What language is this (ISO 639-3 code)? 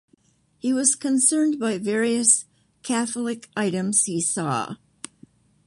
eng